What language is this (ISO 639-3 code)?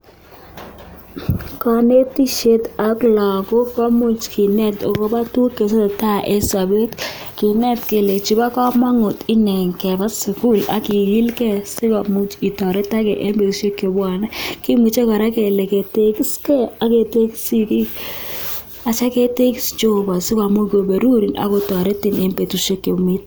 kln